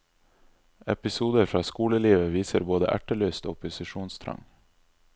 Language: Norwegian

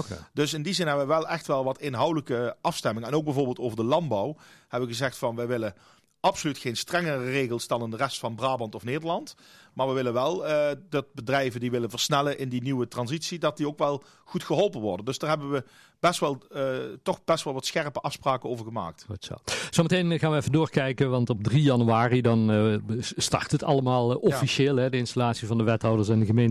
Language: Dutch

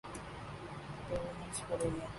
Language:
Urdu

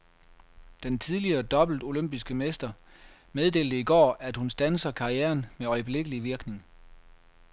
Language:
Danish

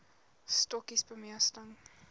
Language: Afrikaans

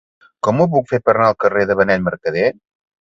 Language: Catalan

